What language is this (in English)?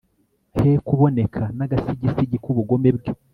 Kinyarwanda